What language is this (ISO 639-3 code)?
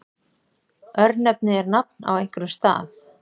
isl